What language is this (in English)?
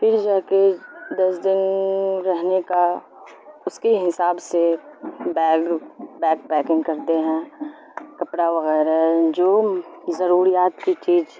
Urdu